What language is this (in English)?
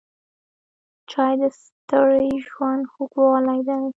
Pashto